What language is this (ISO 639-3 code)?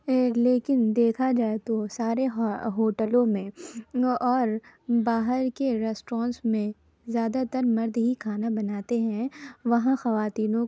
urd